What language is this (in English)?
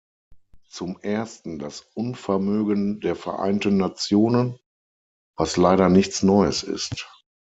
German